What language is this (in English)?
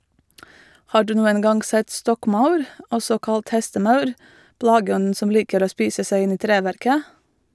Norwegian